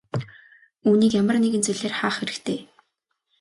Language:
Mongolian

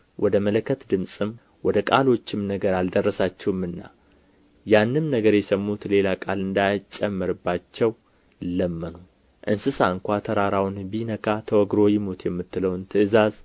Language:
Amharic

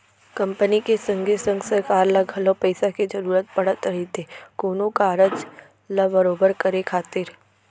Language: Chhattisgarhi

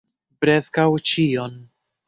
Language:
Esperanto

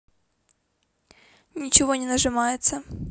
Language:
Russian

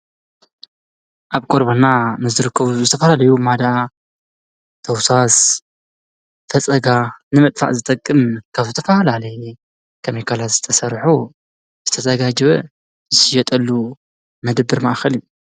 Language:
Tigrinya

